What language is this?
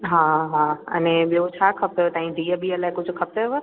Sindhi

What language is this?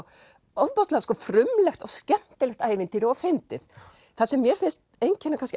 Icelandic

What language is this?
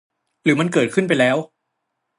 Thai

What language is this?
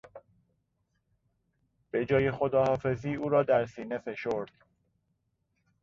Persian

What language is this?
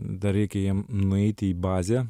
Lithuanian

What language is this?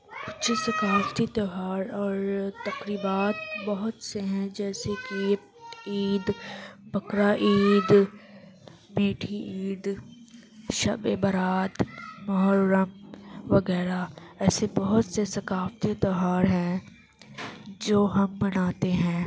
Urdu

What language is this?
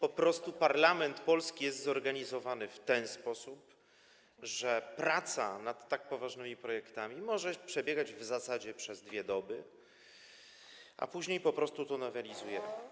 Polish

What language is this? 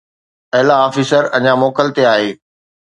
Sindhi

